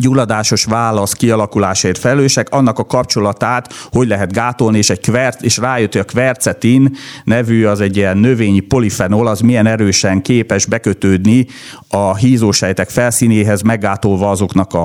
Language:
Hungarian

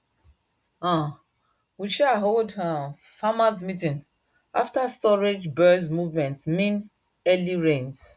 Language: Nigerian Pidgin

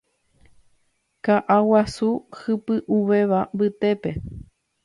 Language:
Guarani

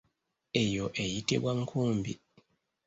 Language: Ganda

